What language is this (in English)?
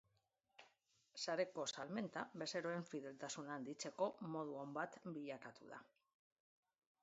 Basque